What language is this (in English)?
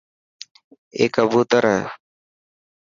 Dhatki